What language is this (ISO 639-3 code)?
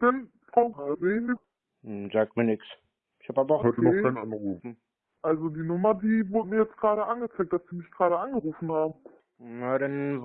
deu